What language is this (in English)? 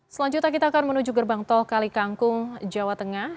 Indonesian